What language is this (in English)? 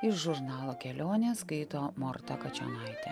Lithuanian